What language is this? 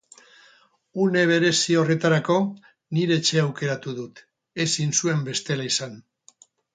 Basque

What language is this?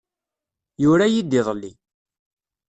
Kabyle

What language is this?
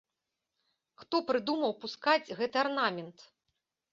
Belarusian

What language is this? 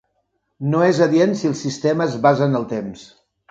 Catalan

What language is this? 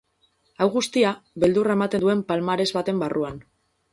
Basque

